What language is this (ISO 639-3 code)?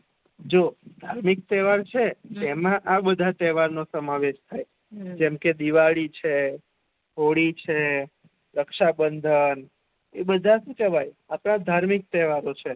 guj